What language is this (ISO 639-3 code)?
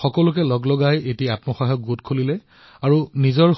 asm